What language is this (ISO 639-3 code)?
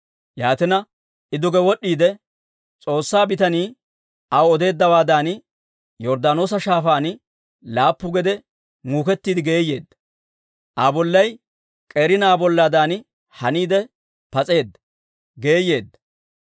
dwr